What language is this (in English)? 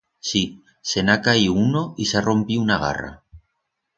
Aragonese